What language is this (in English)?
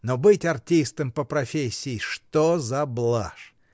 Russian